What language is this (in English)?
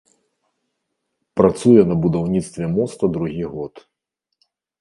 Belarusian